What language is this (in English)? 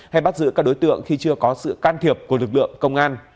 Vietnamese